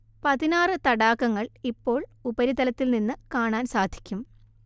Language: Malayalam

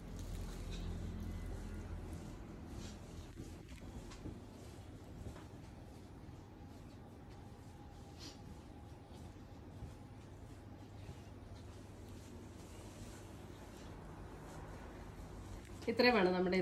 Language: Malayalam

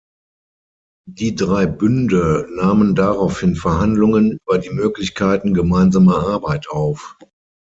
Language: German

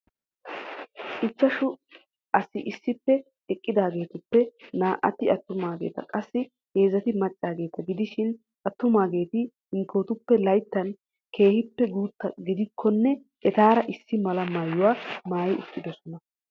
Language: Wolaytta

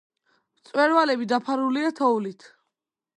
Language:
Georgian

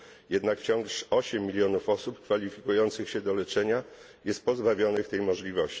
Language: Polish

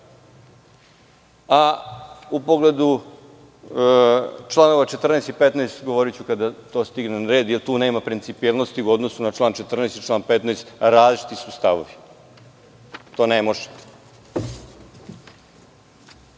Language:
Serbian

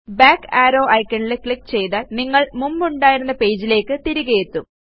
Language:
Malayalam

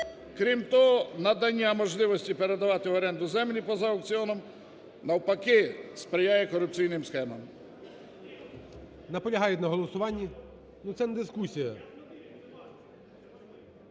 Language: Ukrainian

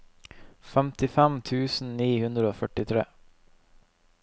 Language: Norwegian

